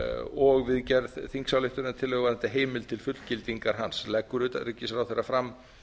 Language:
Icelandic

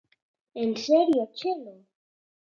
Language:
Galician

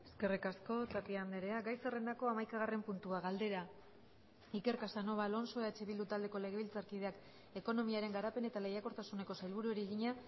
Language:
Basque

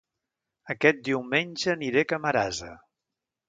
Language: Catalan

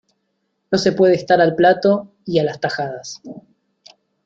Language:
Spanish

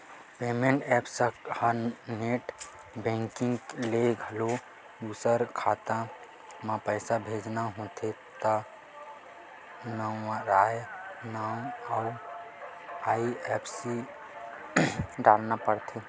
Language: Chhattisgarhi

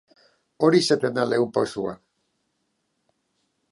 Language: Basque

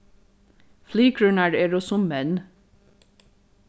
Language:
Faroese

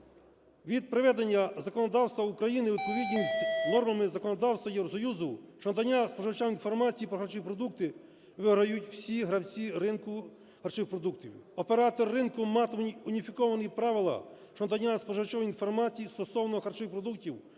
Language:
Ukrainian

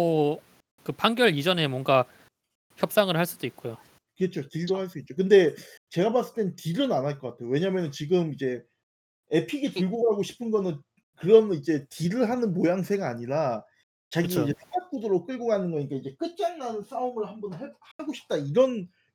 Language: Korean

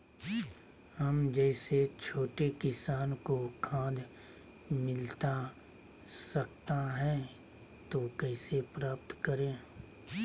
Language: Magahi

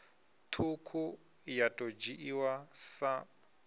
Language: Venda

